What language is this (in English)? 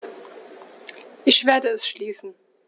German